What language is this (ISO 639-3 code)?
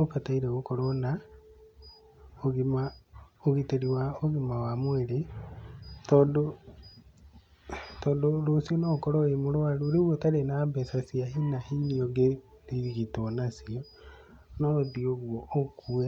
kik